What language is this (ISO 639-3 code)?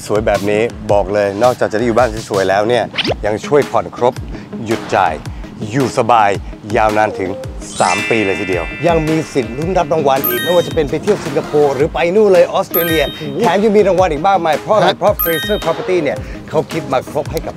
tha